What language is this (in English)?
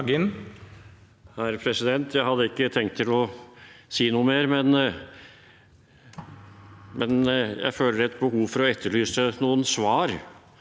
Norwegian